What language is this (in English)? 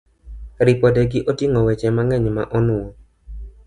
Luo (Kenya and Tanzania)